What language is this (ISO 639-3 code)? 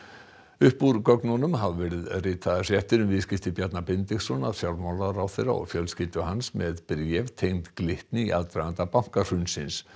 isl